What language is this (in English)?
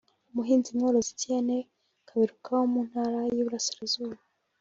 Kinyarwanda